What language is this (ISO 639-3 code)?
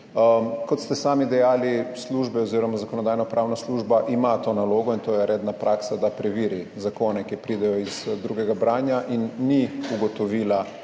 slv